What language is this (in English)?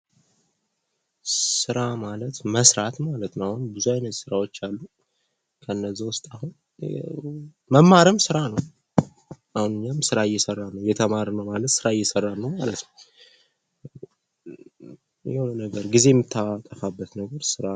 Amharic